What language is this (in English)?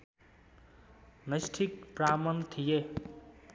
Nepali